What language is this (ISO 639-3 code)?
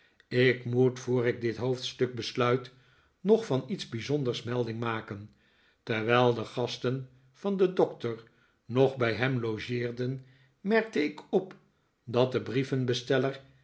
nld